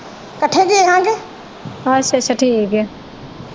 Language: Punjabi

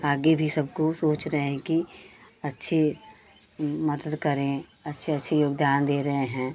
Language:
Hindi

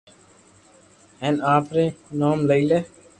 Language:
Loarki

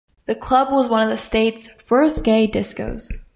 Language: English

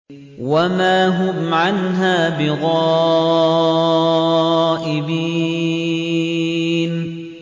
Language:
Arabic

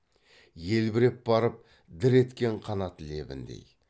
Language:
Kazakh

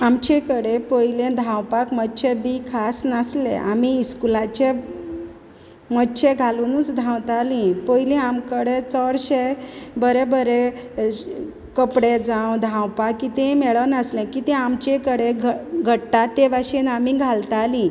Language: Konkani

